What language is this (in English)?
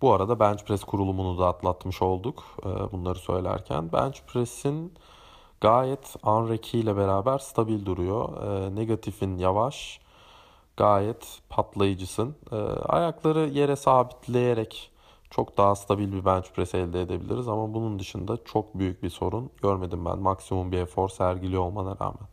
Turkish